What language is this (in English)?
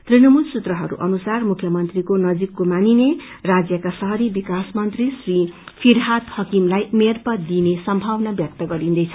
Nepali